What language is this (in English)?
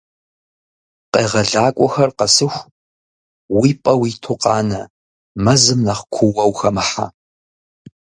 Kabardian